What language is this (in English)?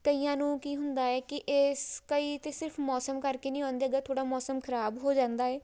Punjabi